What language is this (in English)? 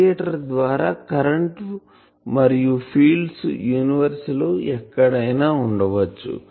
Telugu